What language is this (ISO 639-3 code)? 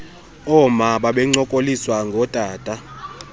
xho